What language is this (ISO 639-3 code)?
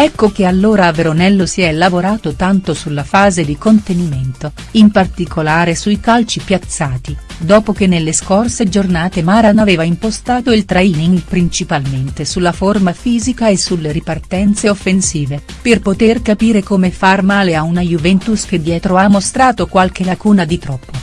ita